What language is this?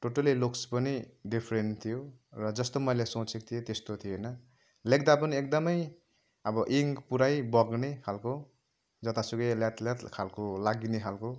Nepali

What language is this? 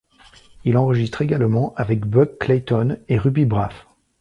French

